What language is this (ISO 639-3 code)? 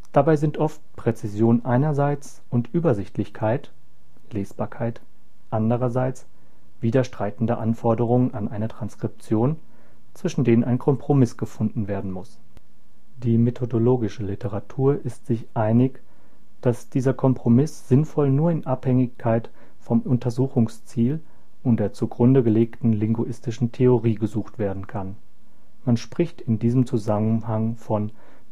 deu